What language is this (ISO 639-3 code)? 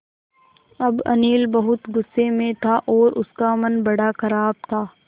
hin